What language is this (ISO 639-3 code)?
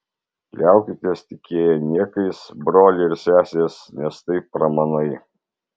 lit